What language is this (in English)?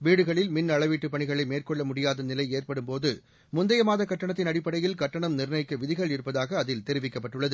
Tamil